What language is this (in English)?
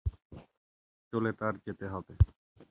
Bangla